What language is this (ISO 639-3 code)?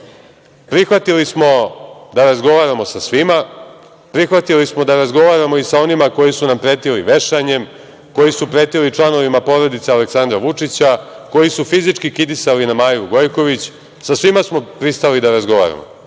srp